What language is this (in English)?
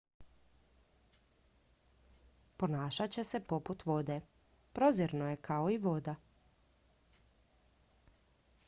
Croatian